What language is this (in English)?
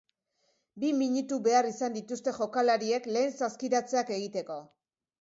Basque